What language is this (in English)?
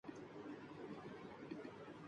Urdu